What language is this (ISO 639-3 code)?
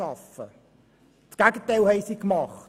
gsw